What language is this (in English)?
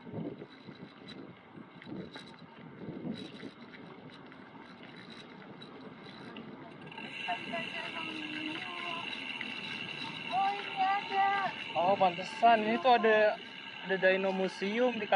Indonesian